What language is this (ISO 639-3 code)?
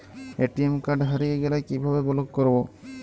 ben